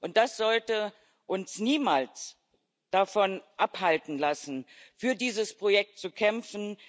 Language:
German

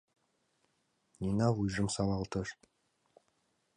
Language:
Mari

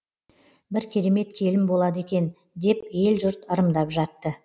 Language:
Kazakh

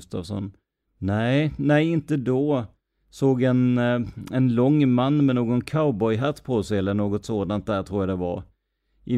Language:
Swedish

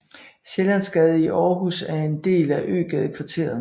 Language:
Danish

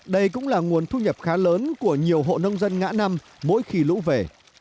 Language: Vietnamese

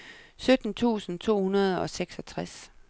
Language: Danish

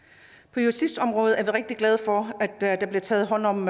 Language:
Danish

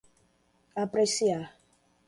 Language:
Portuguese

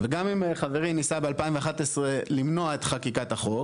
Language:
Hebrew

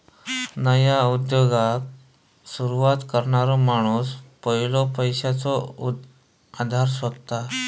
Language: Marathi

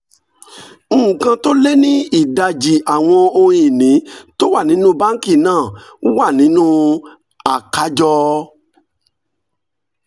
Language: Yoruba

